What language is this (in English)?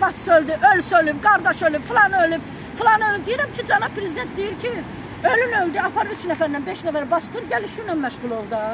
Turkish